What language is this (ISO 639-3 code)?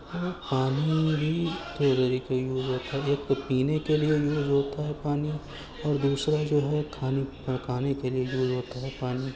urd